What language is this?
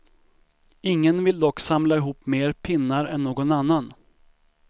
Swedish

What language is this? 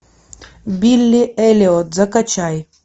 Russian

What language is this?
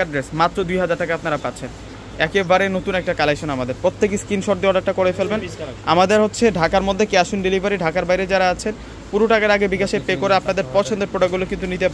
Bangla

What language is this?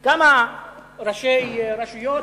Hebrew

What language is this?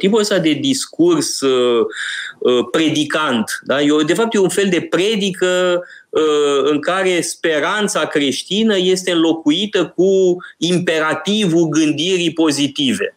Romanian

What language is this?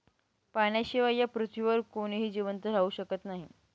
Marathi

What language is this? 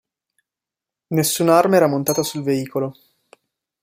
Italian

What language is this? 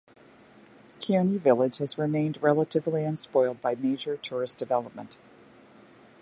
English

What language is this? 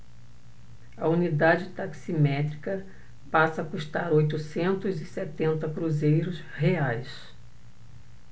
Portuguese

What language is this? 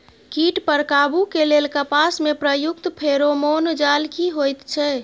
Maithili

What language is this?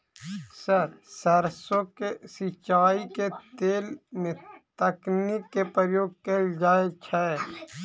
Maithili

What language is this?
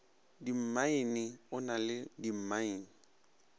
Northern Sotho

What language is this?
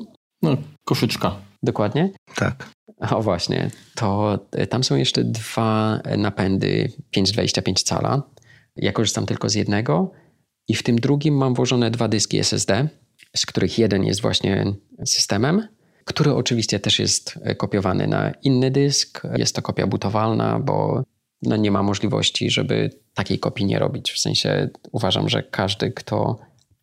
Polish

